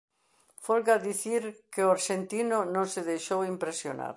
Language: Galician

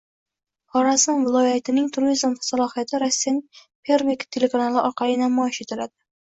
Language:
Uzbek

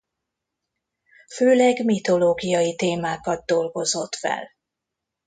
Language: Hungarian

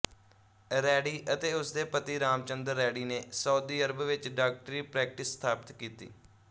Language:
Punjabi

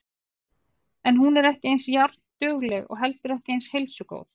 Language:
Icelandic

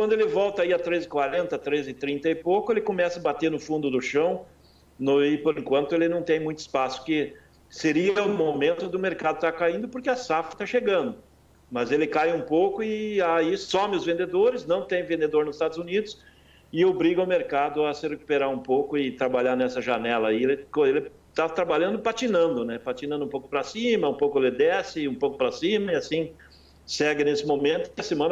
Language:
Portuguese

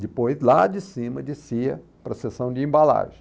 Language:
Portuguese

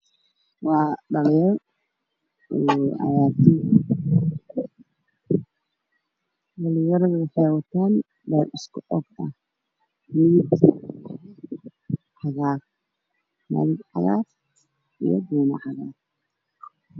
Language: Somali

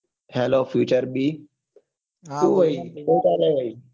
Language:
Gujarati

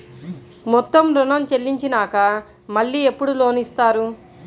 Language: Telugu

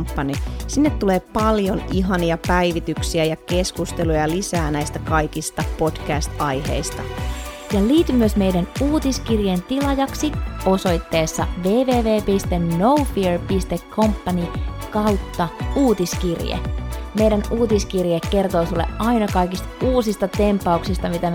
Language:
Finnish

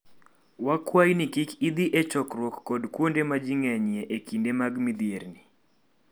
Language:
Luo (Kenya and Tanzania)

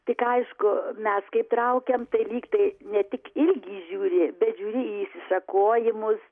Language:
Lithuanian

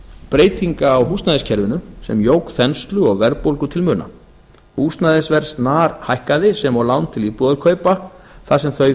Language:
Icelandic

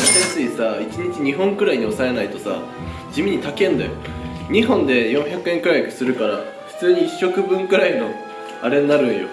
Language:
Japanese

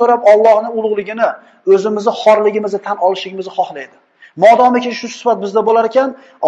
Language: Uzbek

